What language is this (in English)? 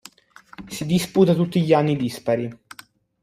Italian